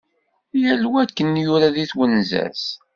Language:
Kabyle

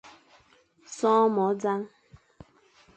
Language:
Fang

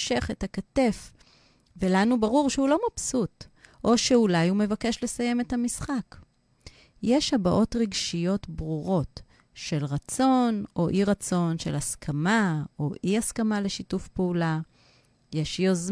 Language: Hebrew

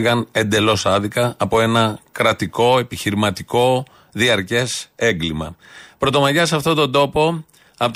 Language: Greek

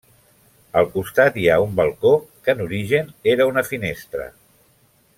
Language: Catalan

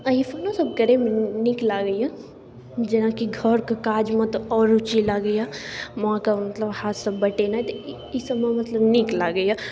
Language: Maithili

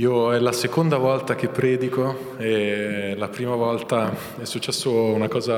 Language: Italian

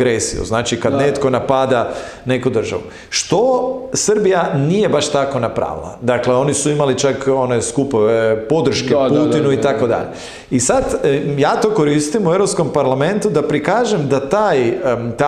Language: Croatian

